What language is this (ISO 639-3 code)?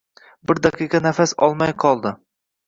uzb